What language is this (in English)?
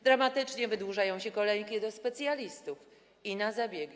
Polish